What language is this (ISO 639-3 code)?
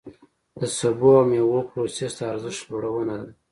pus